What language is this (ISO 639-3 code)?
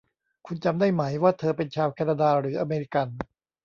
tha